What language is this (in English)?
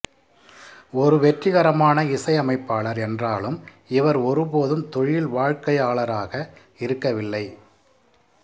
Tamil